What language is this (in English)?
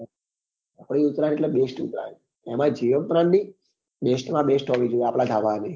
Gujarati